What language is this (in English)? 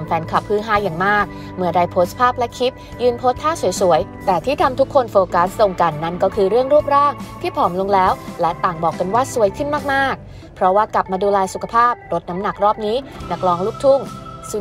Thai